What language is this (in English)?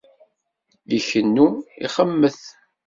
Kabyle